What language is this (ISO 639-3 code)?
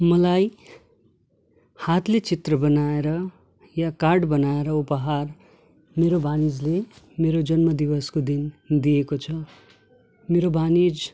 nep